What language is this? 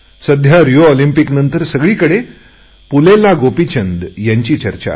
Marathi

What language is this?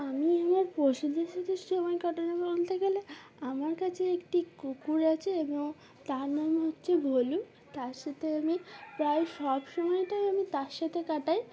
Bangla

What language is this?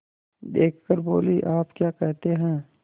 Hindi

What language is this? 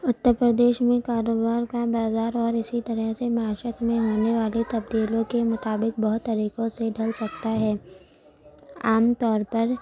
Urdu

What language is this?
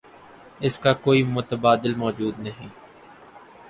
Urdu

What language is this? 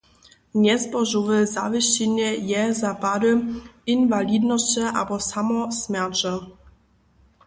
Upper Sorbian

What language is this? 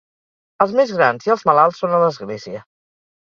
Catalan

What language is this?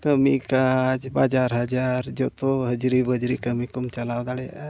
Santali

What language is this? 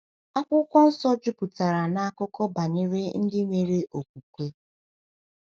Igbo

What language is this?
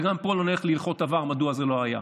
Hebrew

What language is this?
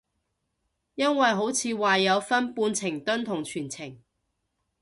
Cantonese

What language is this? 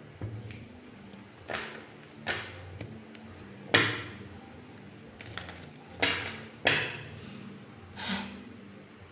Filipino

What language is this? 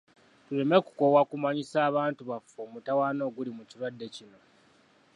Ganda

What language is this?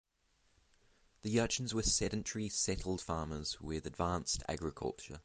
English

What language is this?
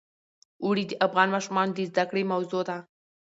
Pashto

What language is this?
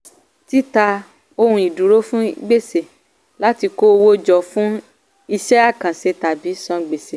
Yoruba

